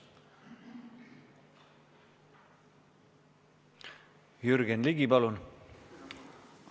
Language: Estonian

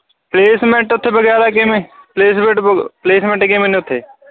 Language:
Punjabi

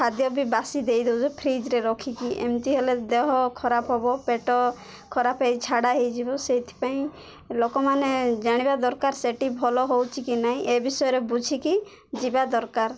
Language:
Odia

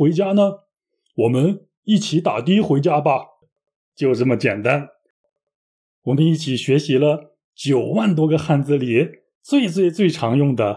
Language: Chinese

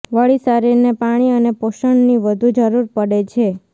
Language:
Gujarati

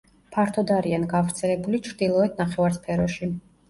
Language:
Georgian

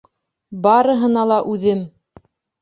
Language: Bashkir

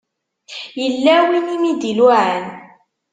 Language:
Kabyle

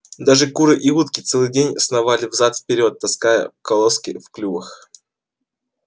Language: Russian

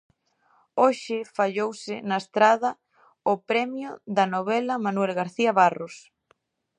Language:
Galician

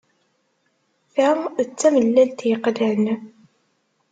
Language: Kabyle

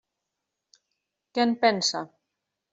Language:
Catalan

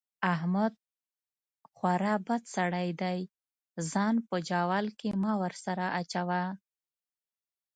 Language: Pashto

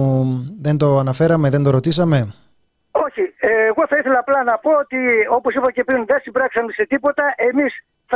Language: Greek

